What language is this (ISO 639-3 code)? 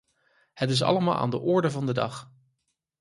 nld